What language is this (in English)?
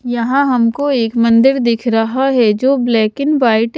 Hindi